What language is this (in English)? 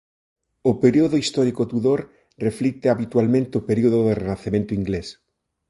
Galician